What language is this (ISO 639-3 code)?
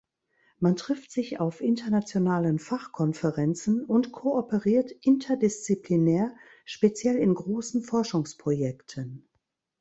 deu